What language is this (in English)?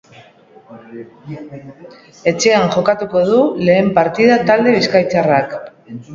Basque